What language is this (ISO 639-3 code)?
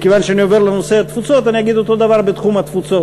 heb